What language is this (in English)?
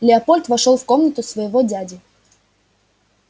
Russian